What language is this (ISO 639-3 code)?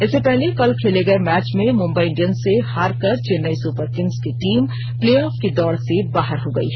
hin